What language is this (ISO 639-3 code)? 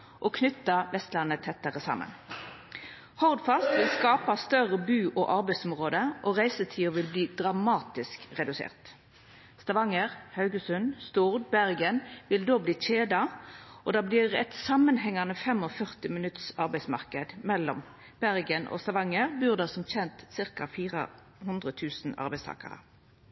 nno